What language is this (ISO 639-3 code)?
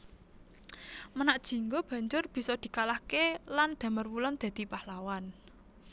jav